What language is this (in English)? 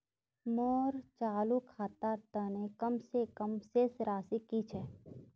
Magahi